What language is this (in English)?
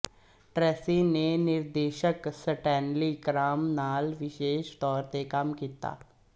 Punjabi